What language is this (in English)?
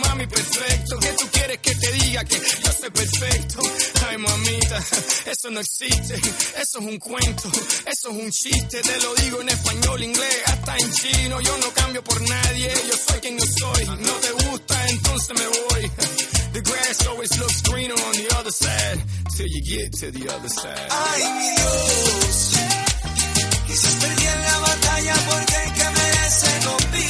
Spanish